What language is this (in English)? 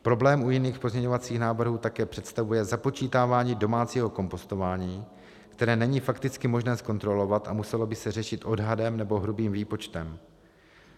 Czech